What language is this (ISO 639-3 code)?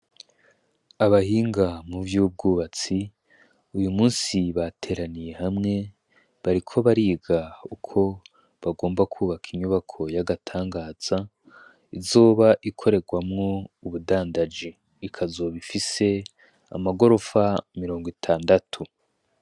run